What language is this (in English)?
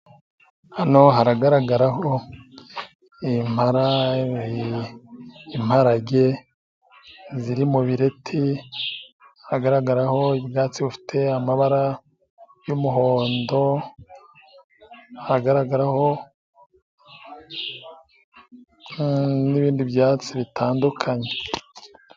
Kinyarwanda